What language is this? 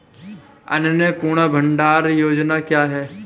Hindi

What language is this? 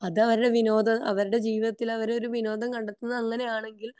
Malayalam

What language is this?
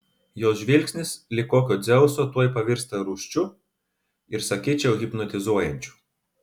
Lithuanian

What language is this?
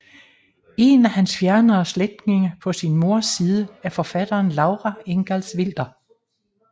Danish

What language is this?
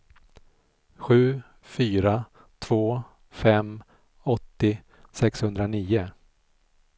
Swedish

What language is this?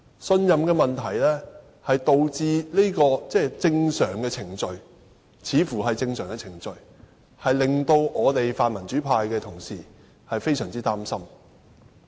Cantonese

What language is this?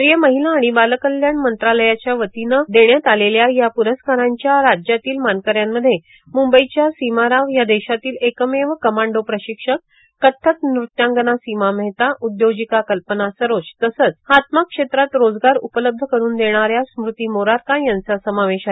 Marathi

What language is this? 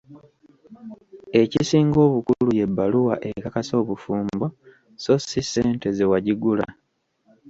Ganda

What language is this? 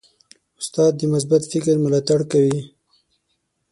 Pashto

